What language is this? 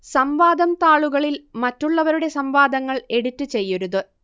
Malayalam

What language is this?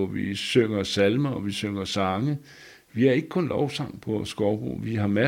Danish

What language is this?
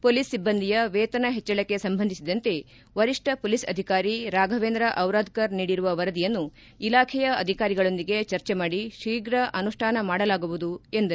Kannada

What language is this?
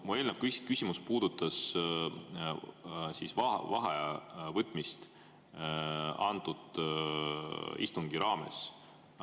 Estonian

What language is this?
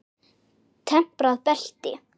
Icelandic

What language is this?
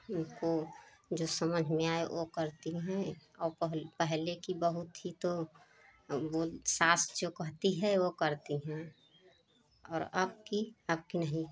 Hindi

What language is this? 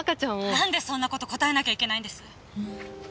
Japanese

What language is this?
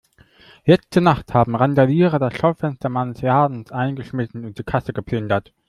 German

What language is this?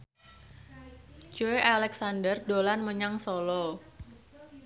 Javanese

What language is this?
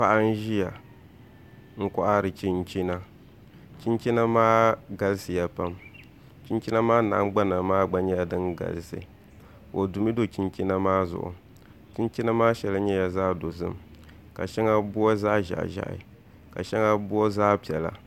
Dagbani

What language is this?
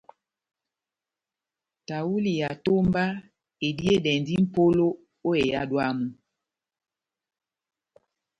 Batanga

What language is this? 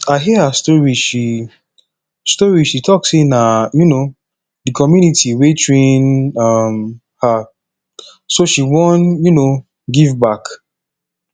Nigerian Pidgin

